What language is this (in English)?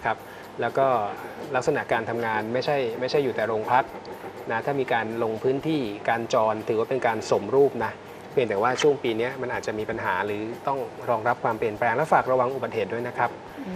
Thai